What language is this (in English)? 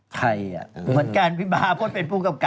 Thai